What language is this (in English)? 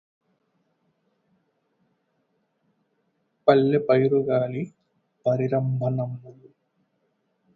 Telugu